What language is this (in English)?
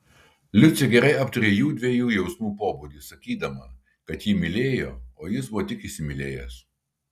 Lithuanian